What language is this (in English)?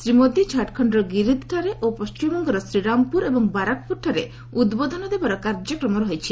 Odia